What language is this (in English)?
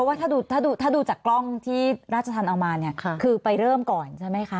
Thai